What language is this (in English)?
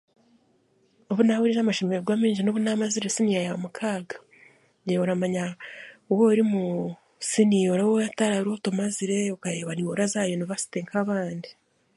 Chiga